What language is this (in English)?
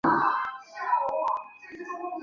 Chinese